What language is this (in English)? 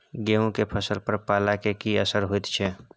Maithili